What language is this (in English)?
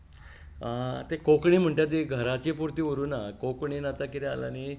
Konkani